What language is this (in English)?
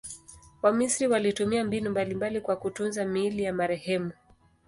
Swahili